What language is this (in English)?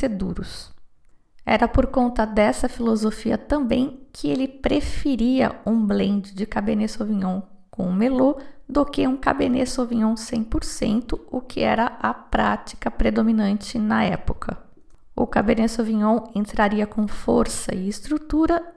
Portuguese